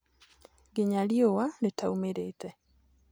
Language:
Kikuyu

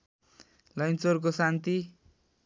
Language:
Nepali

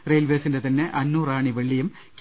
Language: Malayalam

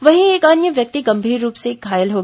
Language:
Hindi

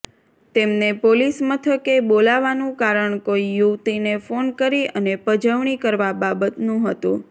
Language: Gujarati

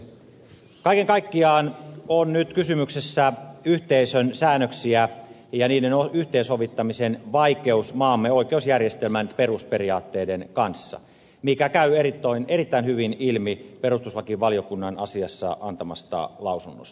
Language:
Finnish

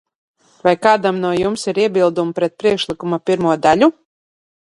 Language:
Latvian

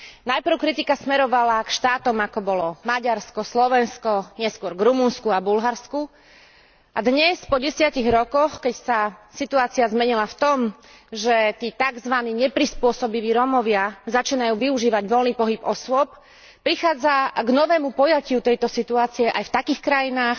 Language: Slovak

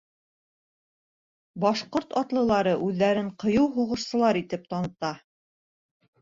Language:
Bashkir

